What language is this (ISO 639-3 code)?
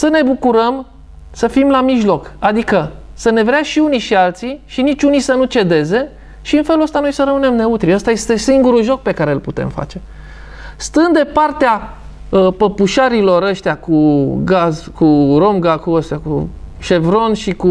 ron